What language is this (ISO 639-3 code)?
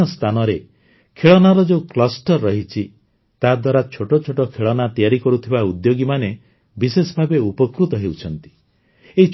ori